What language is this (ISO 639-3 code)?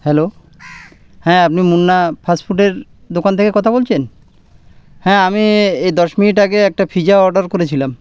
ben